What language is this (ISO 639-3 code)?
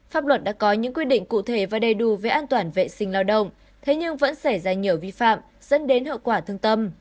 vie